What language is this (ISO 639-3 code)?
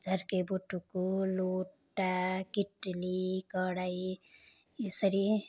nep